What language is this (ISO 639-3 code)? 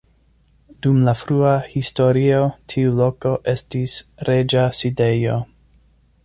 epo